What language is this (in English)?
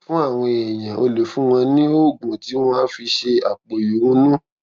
Yoruba